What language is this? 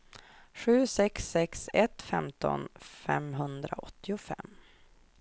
Swedish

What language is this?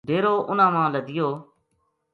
Gujari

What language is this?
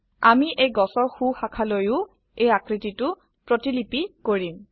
Assamese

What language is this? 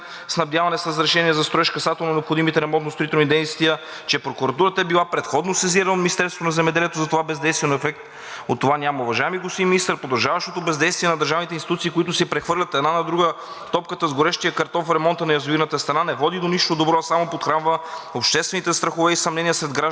Bulgarian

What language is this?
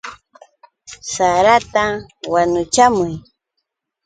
Yauyos Quechua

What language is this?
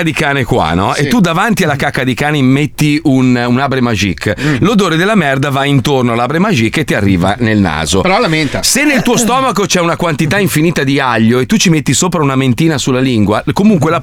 Italian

